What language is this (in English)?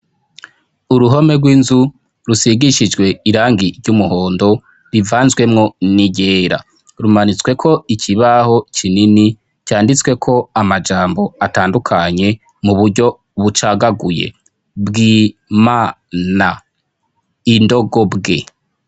Rundi